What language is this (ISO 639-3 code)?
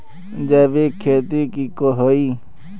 mag